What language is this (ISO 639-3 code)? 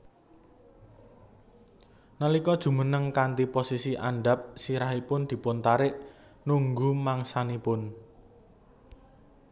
jav